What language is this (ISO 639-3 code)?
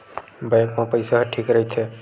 hne